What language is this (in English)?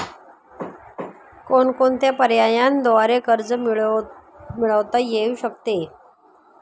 Marathi